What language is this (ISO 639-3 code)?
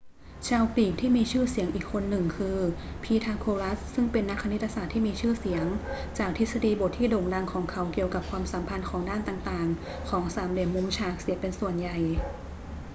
tha